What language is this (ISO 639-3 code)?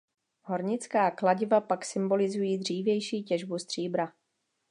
ces